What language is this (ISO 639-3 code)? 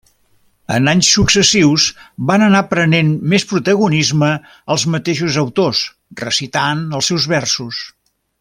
cat